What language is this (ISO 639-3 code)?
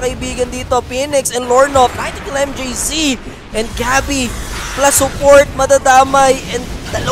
fil